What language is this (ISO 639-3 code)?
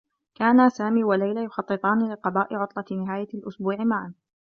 ara